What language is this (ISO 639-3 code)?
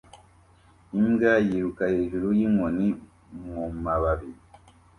kin